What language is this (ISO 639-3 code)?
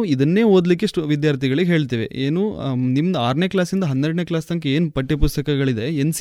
kan